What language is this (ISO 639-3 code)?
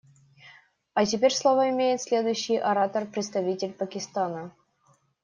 rus